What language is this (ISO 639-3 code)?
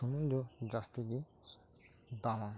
sat